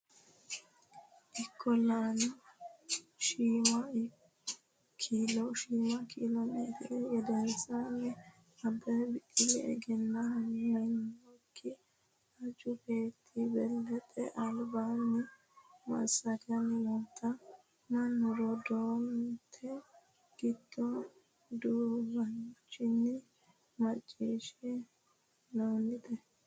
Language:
Sidamo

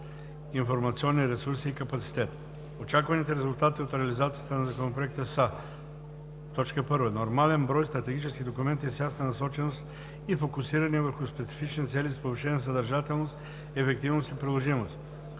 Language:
Bulgarian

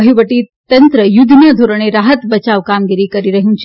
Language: Gujarati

